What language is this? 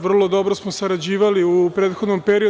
Serbian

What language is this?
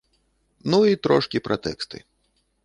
Belarusian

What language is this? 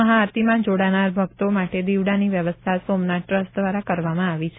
Gujarati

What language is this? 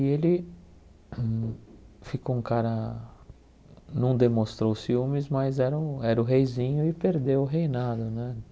Portuguese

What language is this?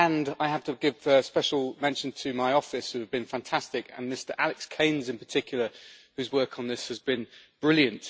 English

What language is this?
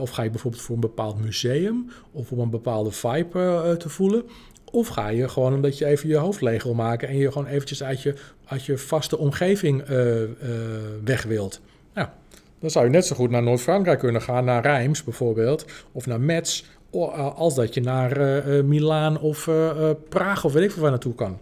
Dutch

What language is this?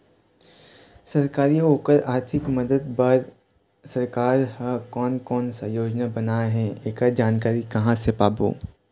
Chhattisgarhi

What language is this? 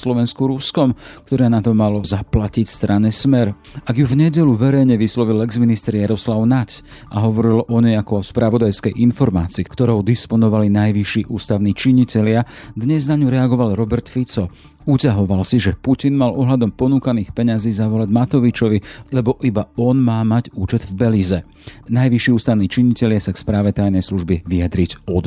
Slovak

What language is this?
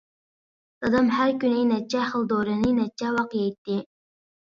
Uyghur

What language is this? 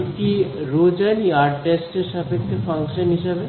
Bangla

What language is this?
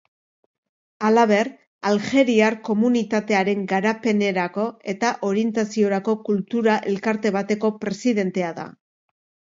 Basque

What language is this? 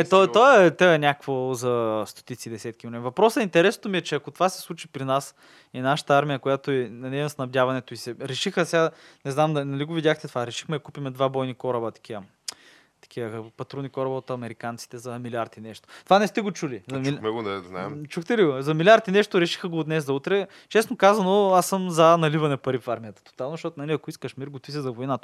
Bulgarian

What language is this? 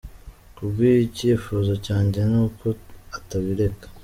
Kinyarwanda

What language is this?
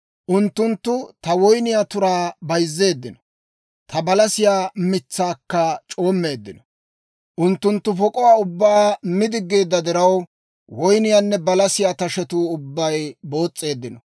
Dawro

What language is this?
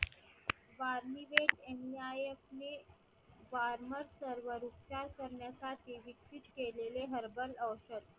Marathi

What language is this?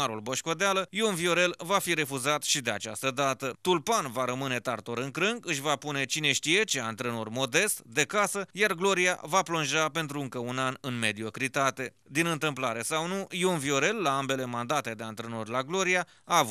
Romanian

